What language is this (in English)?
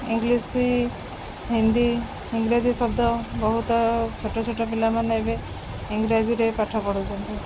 Odia